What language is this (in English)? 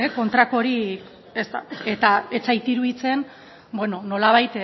Basque